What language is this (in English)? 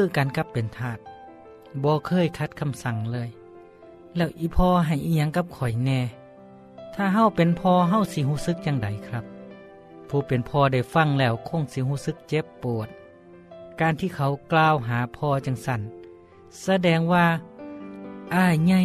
Thai